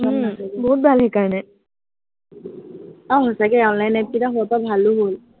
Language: Assamese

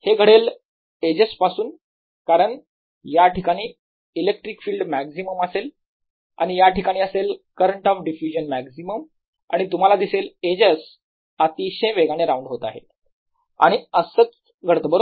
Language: Marathi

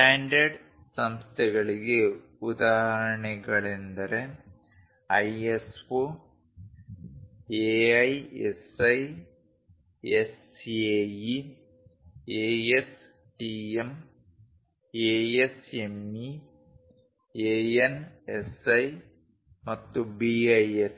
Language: Kannada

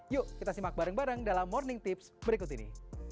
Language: Indonesian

